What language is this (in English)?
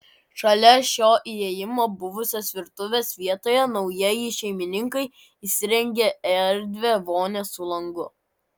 Lithuanian